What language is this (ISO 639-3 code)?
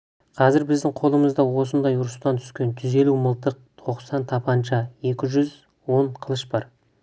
kaz